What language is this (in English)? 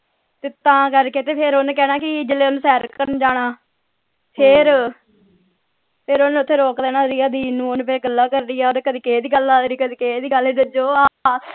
Punjabi